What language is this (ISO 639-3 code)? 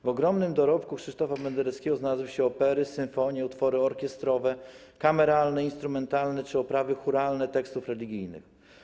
pol